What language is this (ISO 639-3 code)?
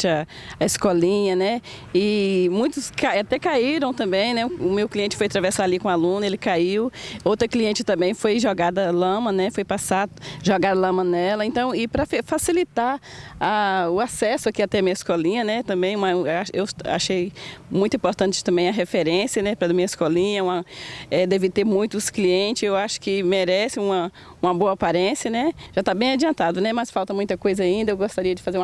por